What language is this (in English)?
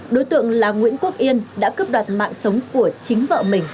Vietnamese